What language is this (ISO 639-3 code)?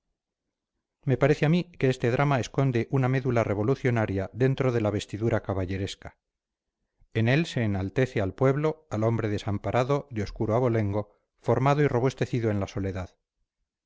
spa